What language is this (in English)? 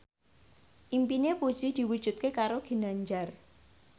Javanese